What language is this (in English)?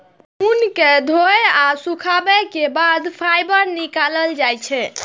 Maithili